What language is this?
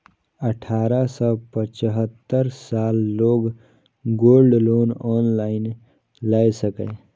Maithili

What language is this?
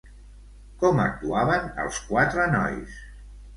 Catalan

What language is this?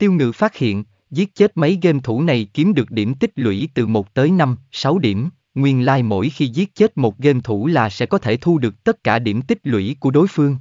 Vietnamese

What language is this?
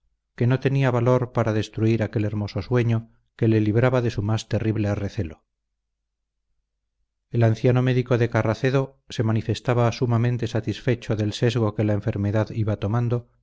Spanish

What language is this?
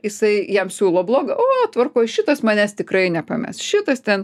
Lithuanian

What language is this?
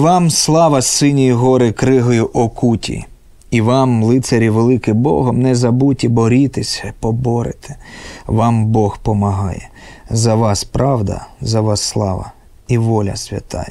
Ukrainian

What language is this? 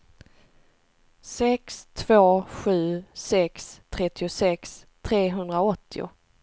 Swedish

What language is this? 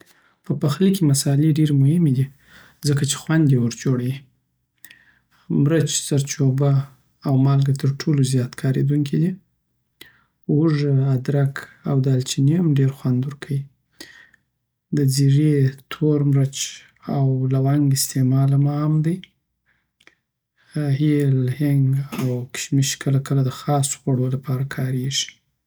Southern Pashto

